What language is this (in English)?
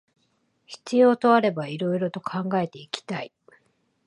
Japanese